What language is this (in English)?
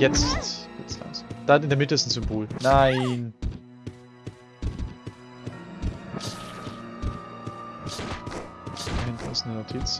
German